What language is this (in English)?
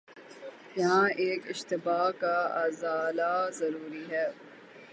Urdu